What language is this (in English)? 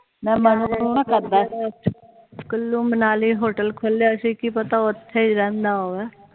Punjabi